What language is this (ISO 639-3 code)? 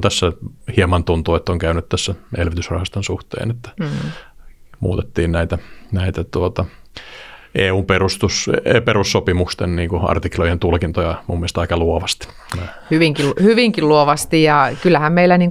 fin